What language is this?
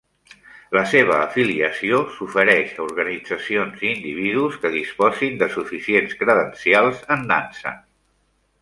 Catalan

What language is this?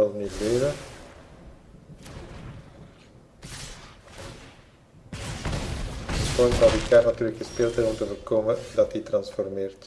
Dutch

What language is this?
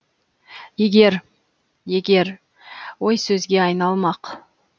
Kazakh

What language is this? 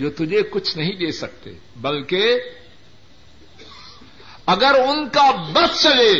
Urdu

